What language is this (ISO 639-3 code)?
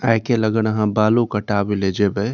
mai